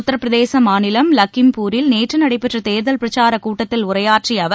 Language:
Tamil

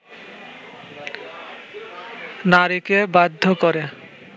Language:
Bangla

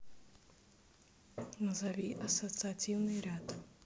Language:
Russian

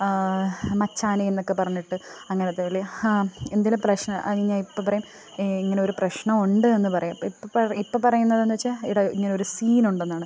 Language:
Malayalam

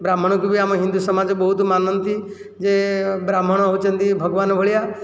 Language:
Odia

